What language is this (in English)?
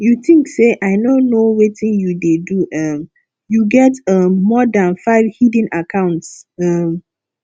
Nigerian Pidgin